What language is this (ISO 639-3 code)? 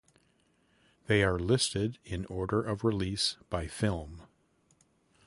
eng